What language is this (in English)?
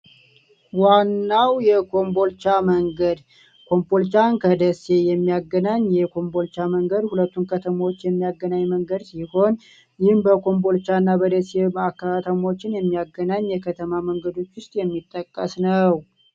Amharic